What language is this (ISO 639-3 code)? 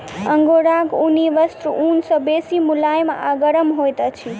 mai